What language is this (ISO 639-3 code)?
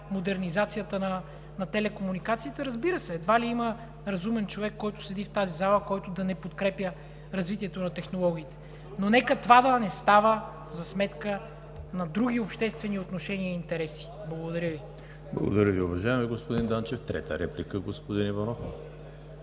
bul